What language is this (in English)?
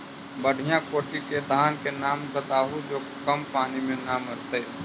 Magahi